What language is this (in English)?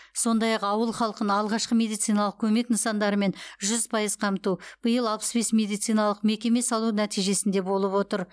Kazakh